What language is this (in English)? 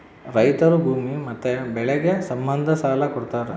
Kannada